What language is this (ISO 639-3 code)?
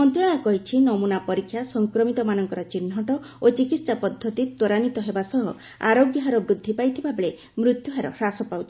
ori